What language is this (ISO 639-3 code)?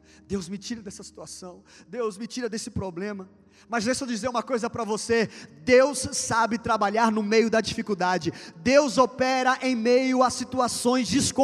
por